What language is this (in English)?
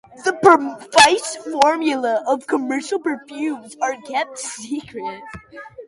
English